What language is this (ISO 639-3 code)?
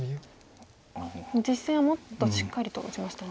jpn